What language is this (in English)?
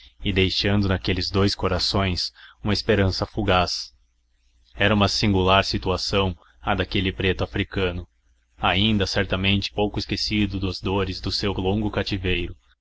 Portuguese